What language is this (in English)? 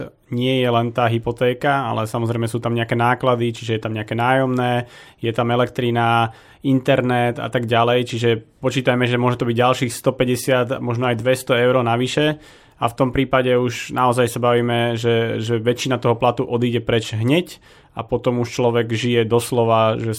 Slovak